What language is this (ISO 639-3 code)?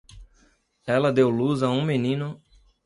por